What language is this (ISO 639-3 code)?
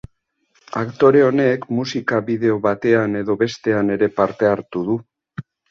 eus